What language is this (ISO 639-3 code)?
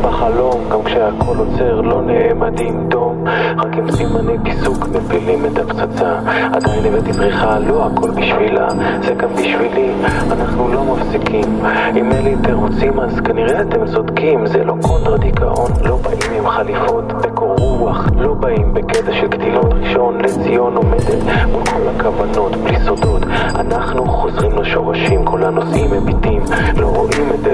heb